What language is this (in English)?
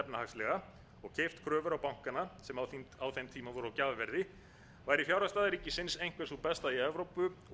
Icelandic